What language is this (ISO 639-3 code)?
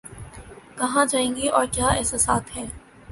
urd